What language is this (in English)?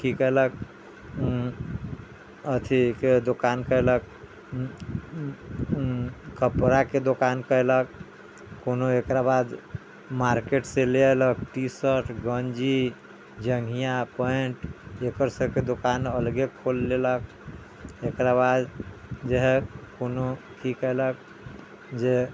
Maithili